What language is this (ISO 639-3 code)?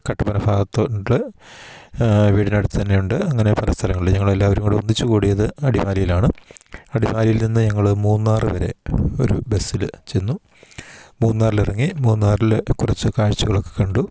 mal